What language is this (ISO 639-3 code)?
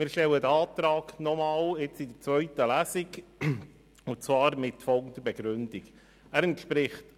gsw